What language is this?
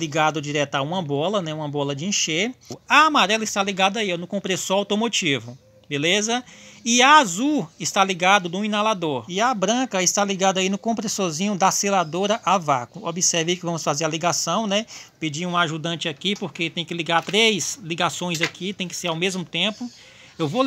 Portuguese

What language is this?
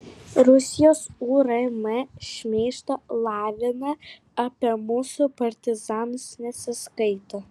Lithuanian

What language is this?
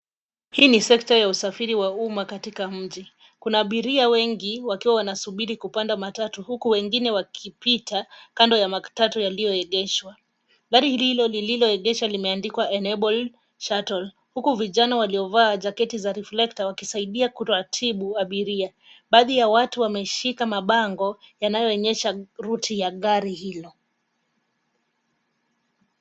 Swahili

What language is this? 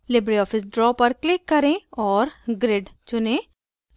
Hindi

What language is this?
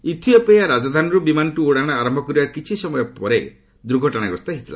Odia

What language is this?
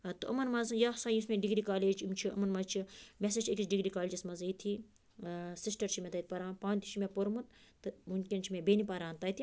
Kashmiri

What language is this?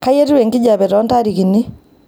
Masai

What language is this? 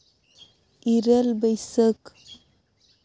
Santali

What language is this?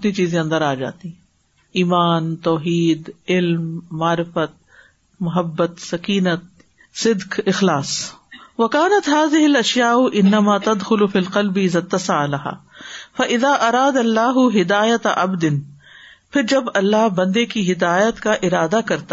Urdu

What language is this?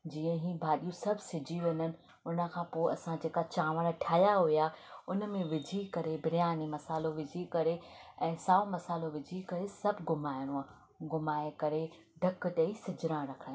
Sindhi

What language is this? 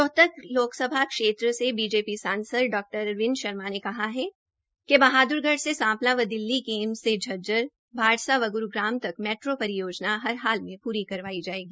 Hindi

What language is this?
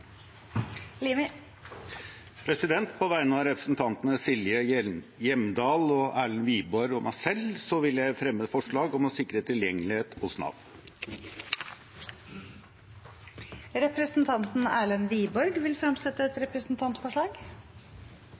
Norwegian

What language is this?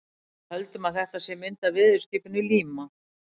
Icelandic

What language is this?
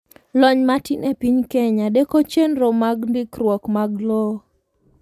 Luo (Kenya and Tanzania)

